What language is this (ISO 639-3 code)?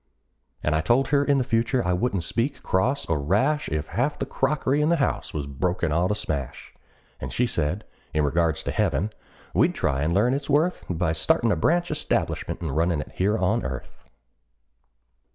eng